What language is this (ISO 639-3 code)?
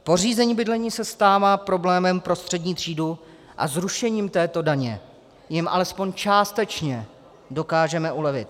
ces